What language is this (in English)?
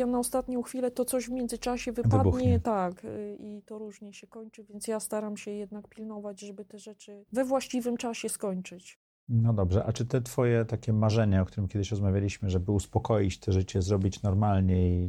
Polish